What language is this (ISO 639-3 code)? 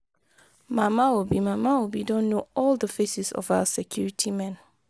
pcm